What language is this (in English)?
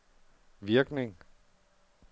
Danish